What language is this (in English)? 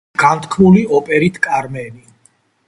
Georgian